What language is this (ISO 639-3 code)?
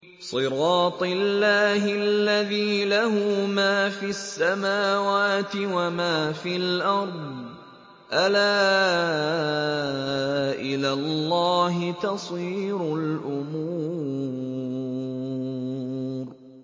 ara